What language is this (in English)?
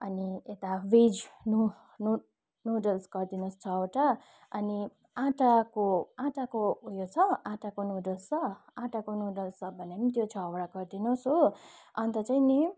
Nepali